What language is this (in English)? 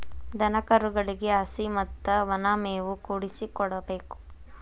Kannada